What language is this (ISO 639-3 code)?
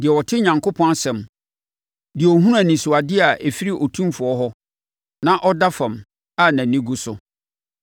aka